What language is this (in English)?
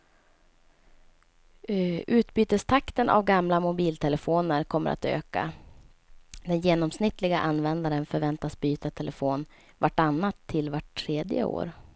Swedish